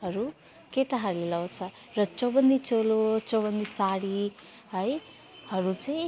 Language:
Nepali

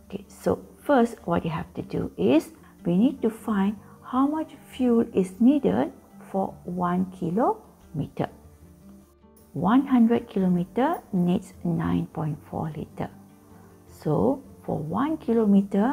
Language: English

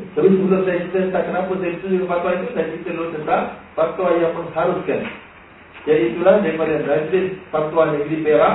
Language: Malay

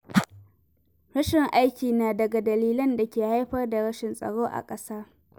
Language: Hausa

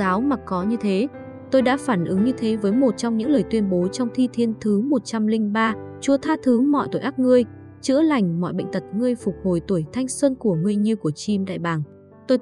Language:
Vietnamese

